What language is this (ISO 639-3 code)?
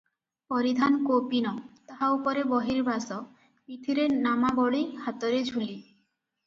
ori